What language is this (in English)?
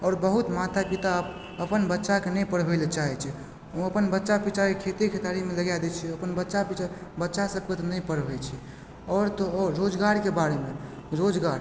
Maithili